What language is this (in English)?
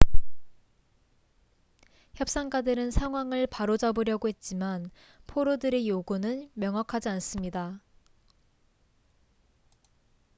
Korean